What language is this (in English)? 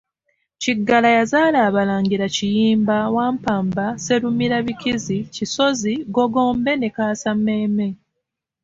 Ganda